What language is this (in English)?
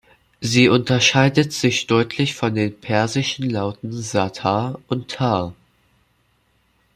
German